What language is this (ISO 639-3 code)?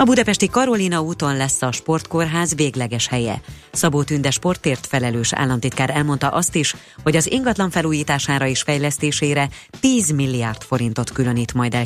hun